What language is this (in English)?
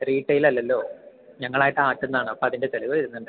Malayalam